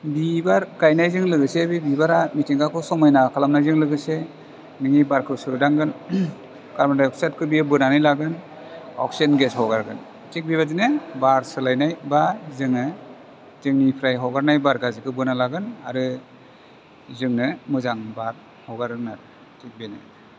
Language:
Bodo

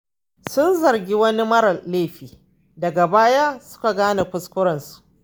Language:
Hausa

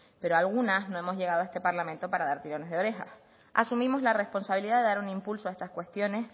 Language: Spanish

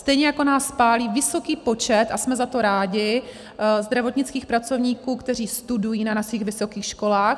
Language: Czech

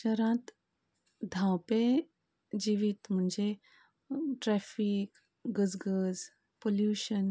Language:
Konkani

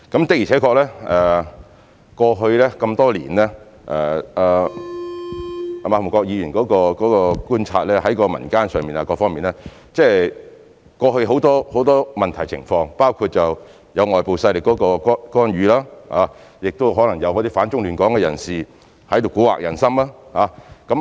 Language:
Cantonese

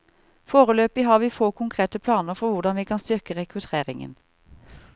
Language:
Norwegian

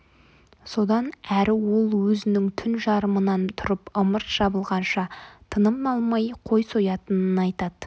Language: Kazakh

